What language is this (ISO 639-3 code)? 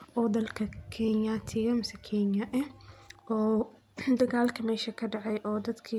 som